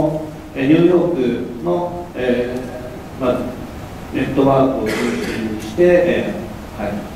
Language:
Japanese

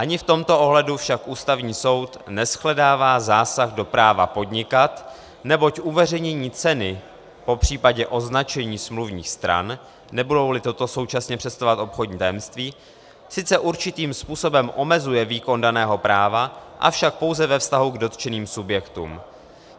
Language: Czech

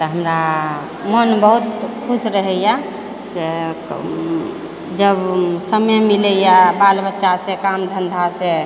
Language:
Maithili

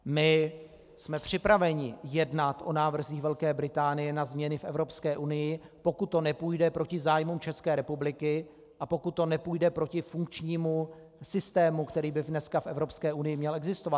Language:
Czech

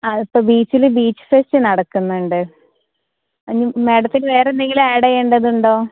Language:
Malayalam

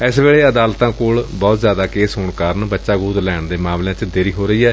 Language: Punjabi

